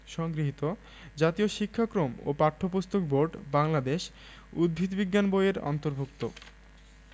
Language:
Bangla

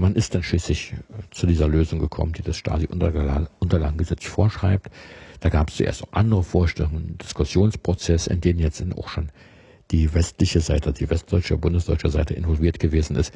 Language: German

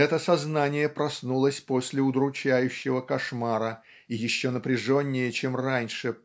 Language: Russian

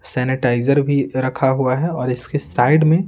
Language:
Hindi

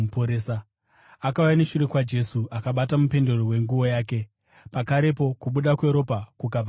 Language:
Shona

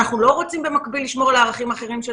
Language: Hebrew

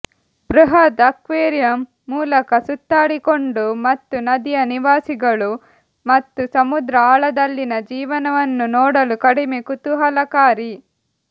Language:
Kannada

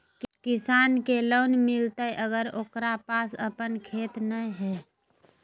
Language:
Magahi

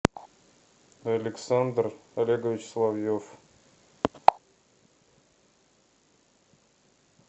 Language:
Russian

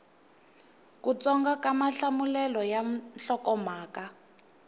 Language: Tsonga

